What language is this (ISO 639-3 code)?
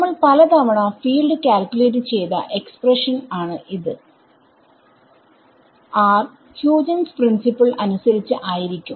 mal